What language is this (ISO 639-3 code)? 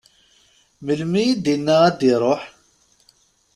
kab